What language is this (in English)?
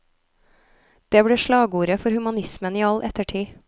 Norwegian